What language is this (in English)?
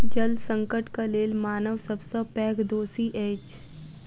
Maithili